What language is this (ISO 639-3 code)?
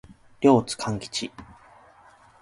jpn